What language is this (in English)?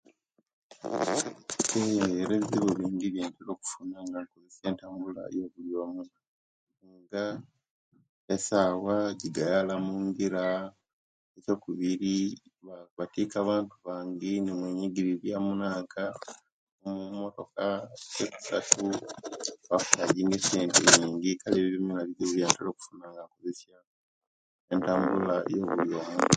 Kenyi